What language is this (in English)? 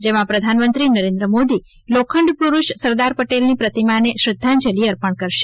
Gujarati